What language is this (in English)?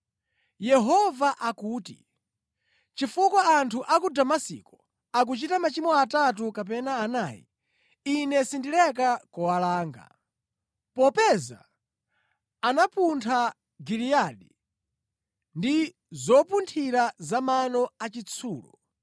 Nyanja